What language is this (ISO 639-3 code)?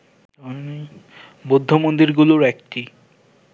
ben